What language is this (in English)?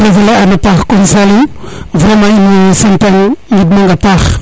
Serer